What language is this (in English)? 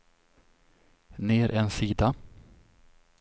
Swedish